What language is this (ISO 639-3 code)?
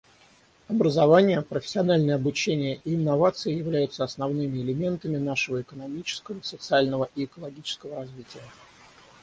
rus